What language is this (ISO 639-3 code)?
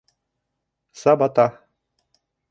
bak